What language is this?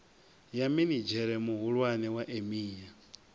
Venda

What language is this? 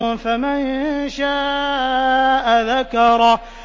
Arabic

